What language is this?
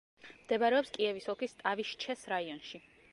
Georgian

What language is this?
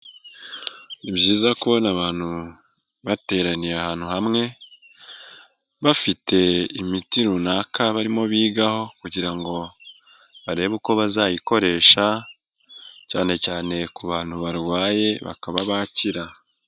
Kinyarwanda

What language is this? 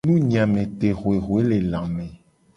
Gen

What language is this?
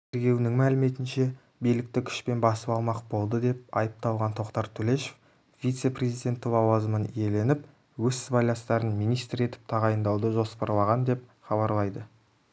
Kazakh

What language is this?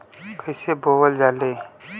Bhojpuri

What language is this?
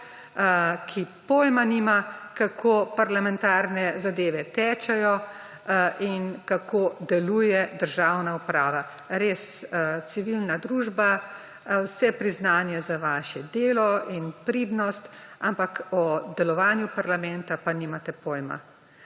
Slovenian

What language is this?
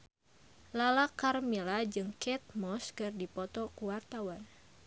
Sundanese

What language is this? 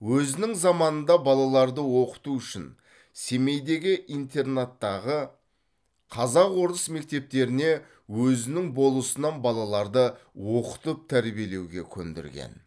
Kazakh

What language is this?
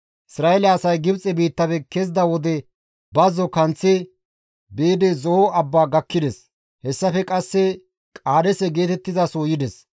Gamo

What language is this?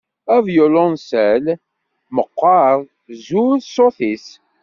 Kabyle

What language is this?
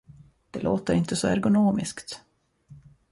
Swedish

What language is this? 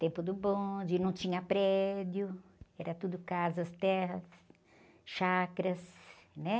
Portuguese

